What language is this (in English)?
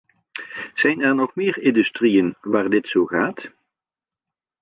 Dutch